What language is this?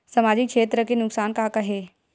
Chhattisgarhi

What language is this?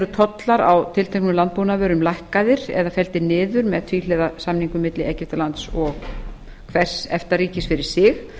Icelandic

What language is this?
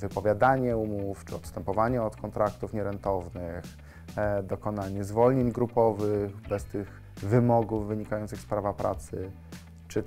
Polish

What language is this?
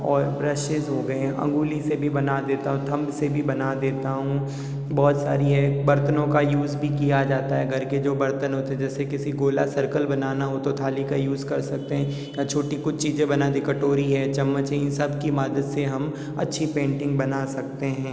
Hindi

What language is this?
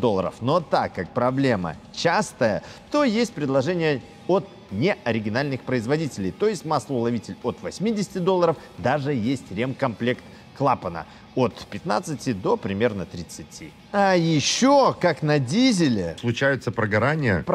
Russian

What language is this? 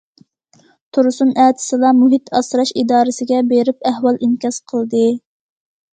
Uyghur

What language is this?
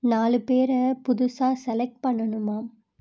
Tamil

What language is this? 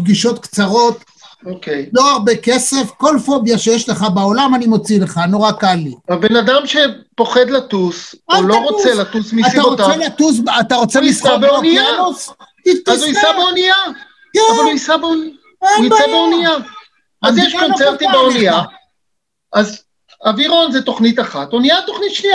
Hebrew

